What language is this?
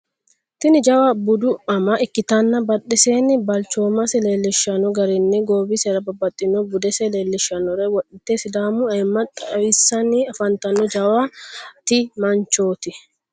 Sidamo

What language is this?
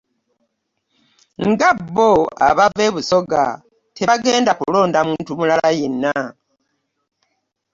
Ganda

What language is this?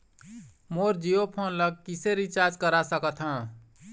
Chhattisgarhi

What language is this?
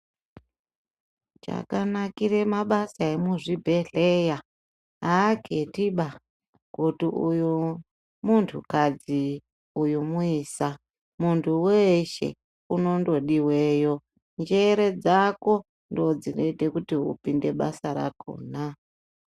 Ndau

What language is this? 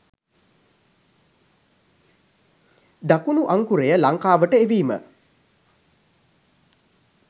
Sinhala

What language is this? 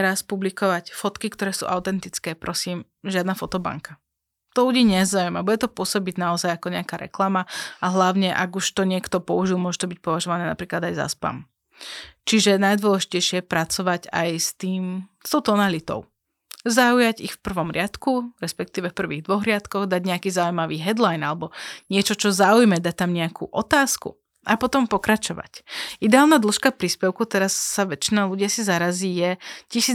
Slovak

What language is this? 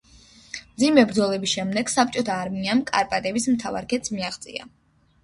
Georgian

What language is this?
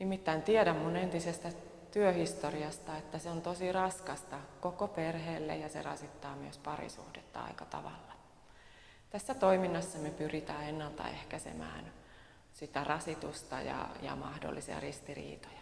Finnish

